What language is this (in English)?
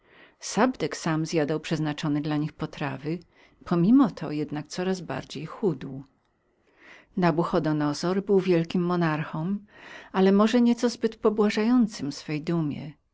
Polish